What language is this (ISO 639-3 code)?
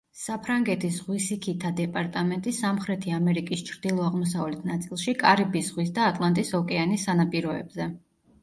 kat